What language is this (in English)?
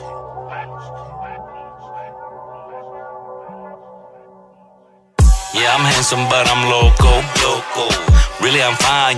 English